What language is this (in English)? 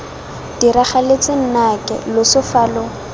Tswana